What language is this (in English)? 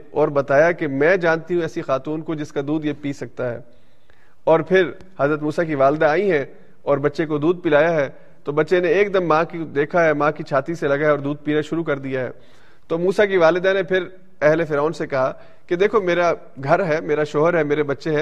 Urdu